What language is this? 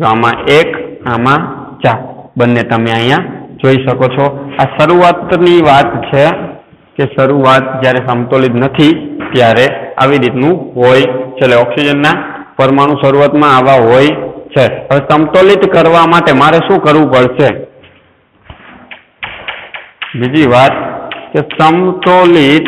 Hindi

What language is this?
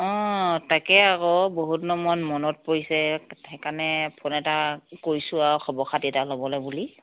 Assamese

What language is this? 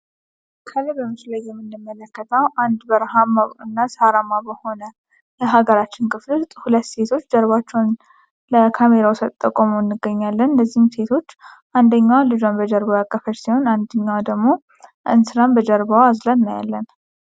Amharic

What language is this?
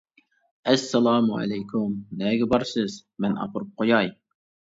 Uyghur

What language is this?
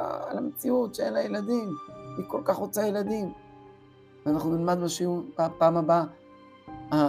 Hebrew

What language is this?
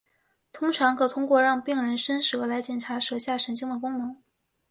Chinese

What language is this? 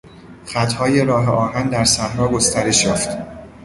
Persian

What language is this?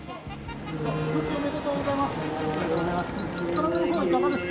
Japanese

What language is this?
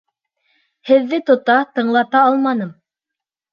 Bashkir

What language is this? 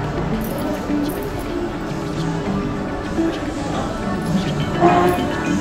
Greek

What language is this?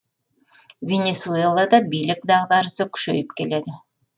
Kazakh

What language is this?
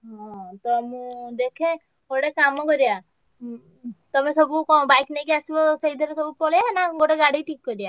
Odia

